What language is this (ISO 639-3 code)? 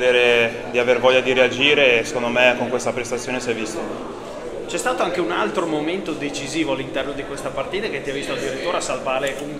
ita